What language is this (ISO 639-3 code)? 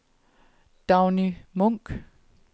dan